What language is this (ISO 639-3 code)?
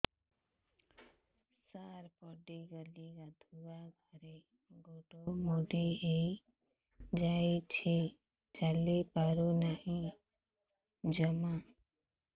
ori